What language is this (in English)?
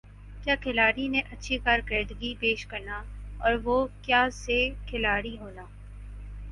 Urdu